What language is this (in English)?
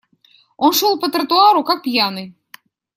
Russian